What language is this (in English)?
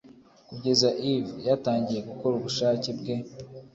Kinyarwanda